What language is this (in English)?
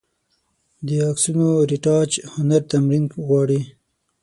Pashto